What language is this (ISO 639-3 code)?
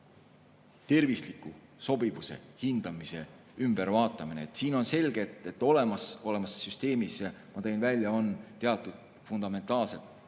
est